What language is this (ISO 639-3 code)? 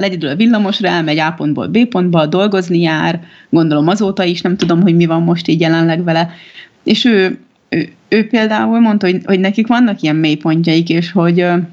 hun